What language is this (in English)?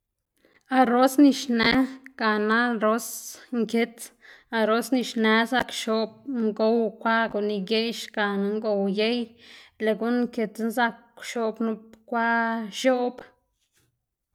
Xanaguía Zapotec